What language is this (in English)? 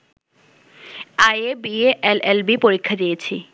Bangla